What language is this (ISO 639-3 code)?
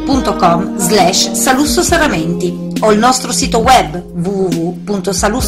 ita